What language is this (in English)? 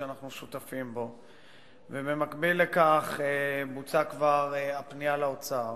Hebrew